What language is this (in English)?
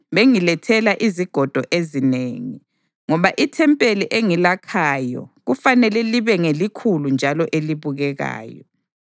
North Ndebele